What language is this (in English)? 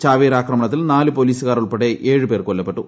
Malayalam